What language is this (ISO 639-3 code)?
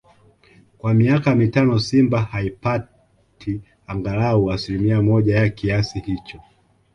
swa